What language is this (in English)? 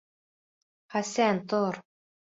Bashkir